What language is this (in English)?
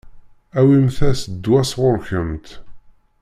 Kabyle